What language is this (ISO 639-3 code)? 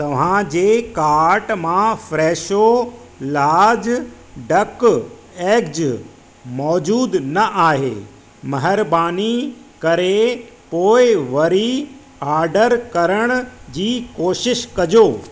snd